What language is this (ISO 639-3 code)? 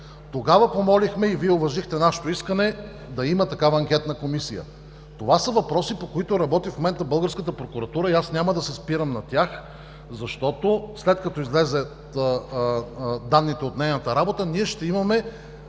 bul